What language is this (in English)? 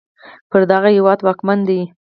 Pashto